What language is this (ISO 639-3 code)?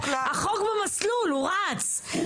heb